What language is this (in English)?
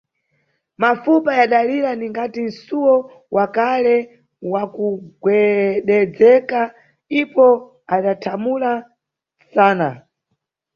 Nyungwe